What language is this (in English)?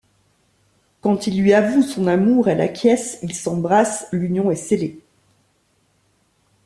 French